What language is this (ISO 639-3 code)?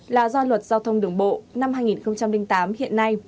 vie